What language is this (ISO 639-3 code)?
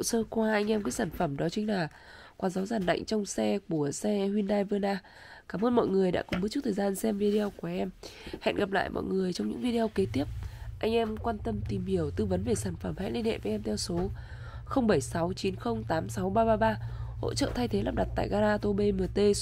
vie